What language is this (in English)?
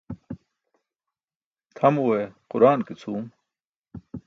Burushaski